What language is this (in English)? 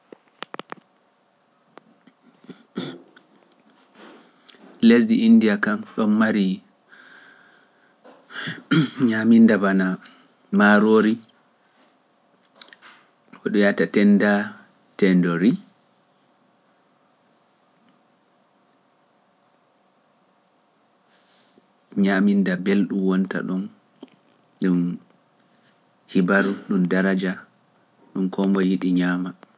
Pular